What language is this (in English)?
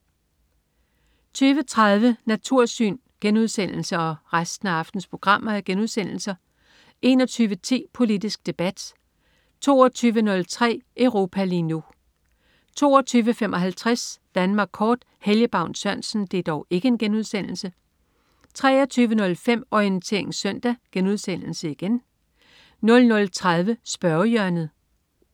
Danish